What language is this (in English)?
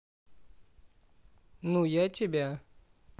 Russian